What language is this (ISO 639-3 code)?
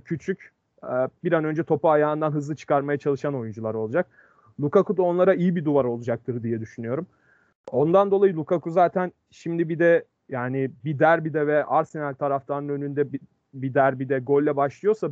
tur